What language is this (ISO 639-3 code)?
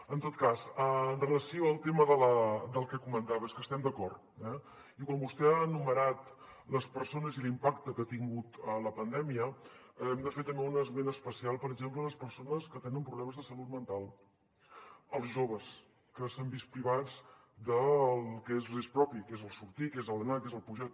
cat